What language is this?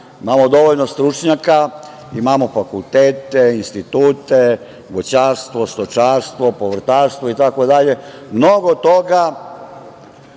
Serbian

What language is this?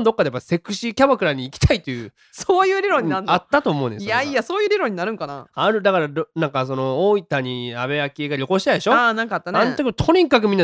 Japanese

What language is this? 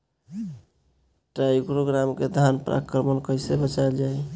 Bhojpuri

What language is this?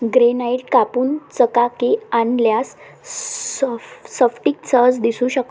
Marathi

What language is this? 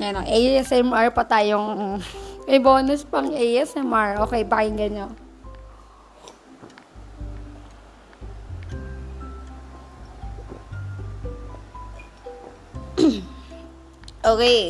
Filipino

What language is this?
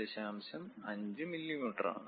Malayalam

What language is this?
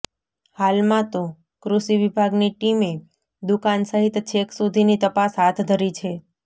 Gujarati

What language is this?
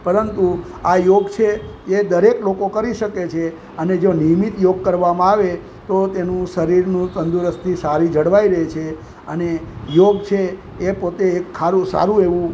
Gujarati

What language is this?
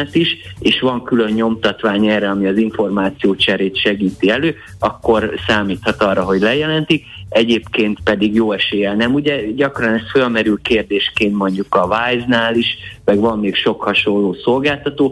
Hungarian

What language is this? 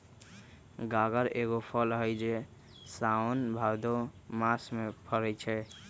Magahi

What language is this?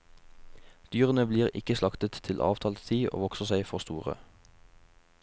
Norwegian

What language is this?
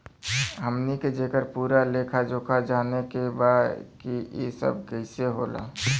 Bhojpuri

